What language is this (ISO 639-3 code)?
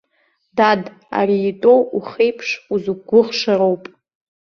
abk